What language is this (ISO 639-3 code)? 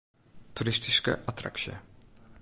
fry